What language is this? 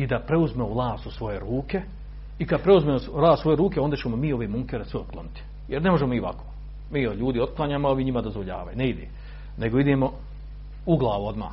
Croatian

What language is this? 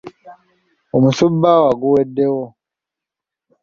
Ganda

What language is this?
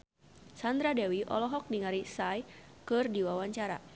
Sundanese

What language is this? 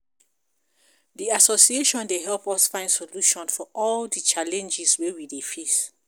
Nigerian Pidgin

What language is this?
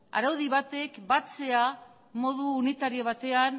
Basque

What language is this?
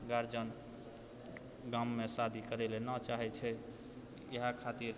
Maithili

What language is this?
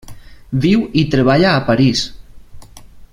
Catalan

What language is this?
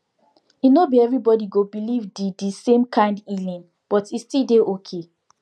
Nigerian Pidgin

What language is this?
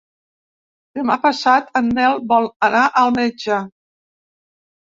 Catalan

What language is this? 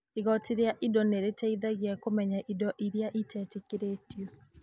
Kikuyu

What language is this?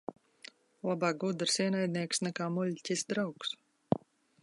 Latvian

